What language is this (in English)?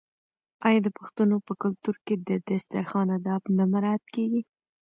Pashto